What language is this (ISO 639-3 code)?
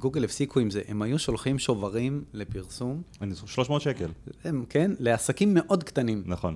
heb